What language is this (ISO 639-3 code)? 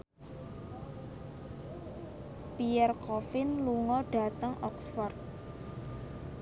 jav